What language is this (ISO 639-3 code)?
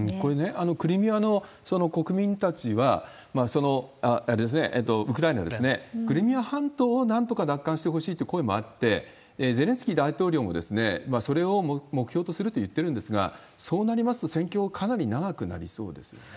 jpn